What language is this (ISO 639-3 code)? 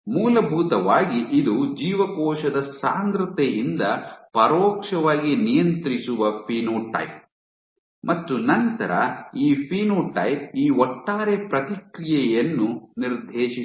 kan